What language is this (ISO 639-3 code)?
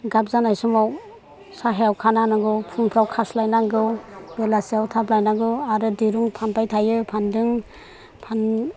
brx